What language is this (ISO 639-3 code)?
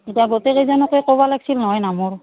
asm